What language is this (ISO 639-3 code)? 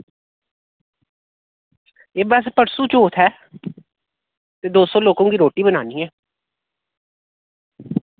doi